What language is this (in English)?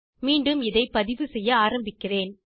Tamil